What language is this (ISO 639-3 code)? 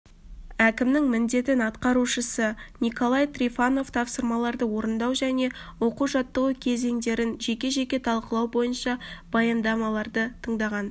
kaz